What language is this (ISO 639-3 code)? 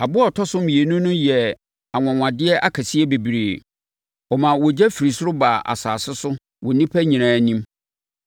aka